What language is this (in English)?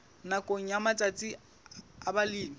Southern Sotho